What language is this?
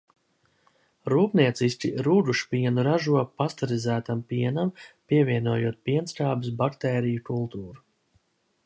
Latvian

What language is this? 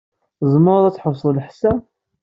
Kabyle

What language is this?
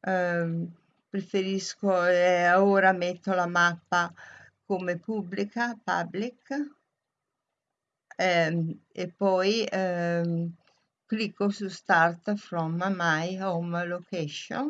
Italian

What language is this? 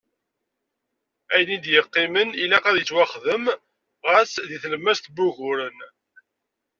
Kabyle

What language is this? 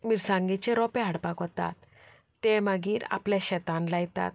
Konkani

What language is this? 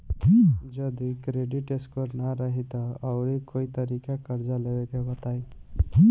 Bhojpuri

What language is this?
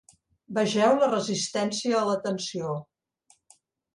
Catalan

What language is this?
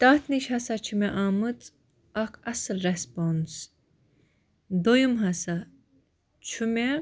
Kashmiri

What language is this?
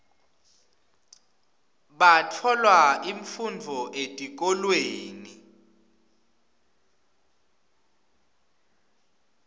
Swati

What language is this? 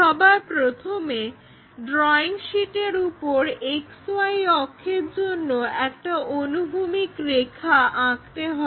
Bangla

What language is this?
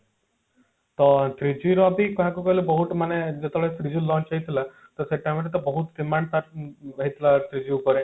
Odia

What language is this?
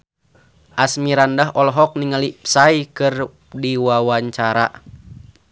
Sundanese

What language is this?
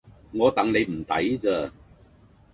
Cantonese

